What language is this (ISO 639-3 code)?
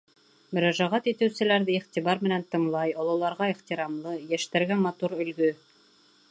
bak